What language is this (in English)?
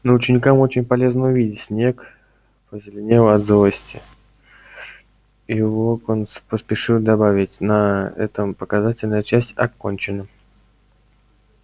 Russian